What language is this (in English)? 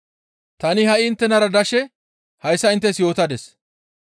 Gamo